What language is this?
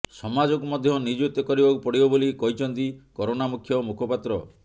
Odia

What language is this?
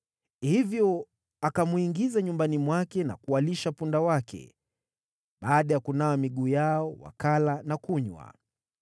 Swahili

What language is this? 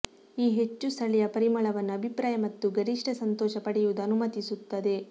Kannada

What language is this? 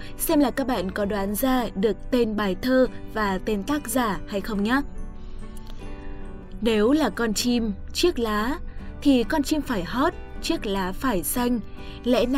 Vietnamese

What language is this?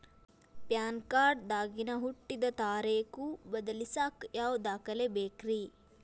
Kannada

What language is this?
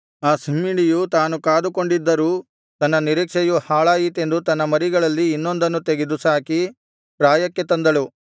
Kannada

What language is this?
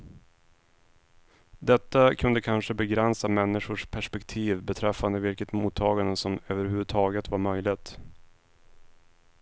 Swedish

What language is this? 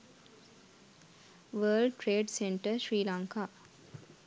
Sinhala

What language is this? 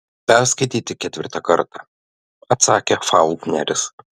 Lithuanian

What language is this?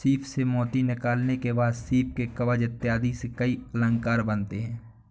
Hindi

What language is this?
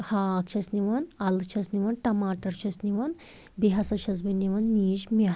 Kashmiri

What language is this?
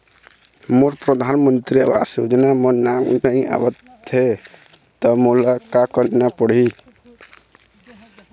Chhattisgarhi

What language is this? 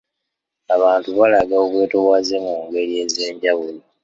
Ganda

